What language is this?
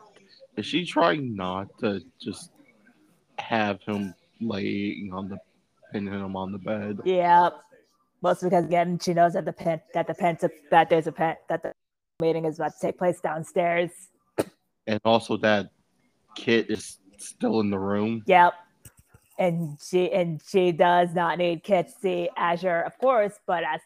English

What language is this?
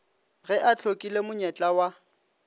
Northern Sotho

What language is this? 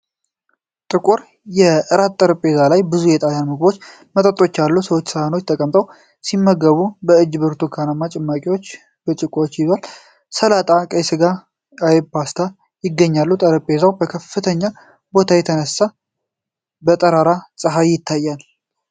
Amharic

